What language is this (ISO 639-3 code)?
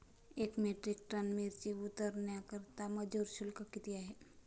mar